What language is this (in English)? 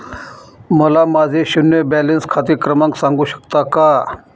Marathi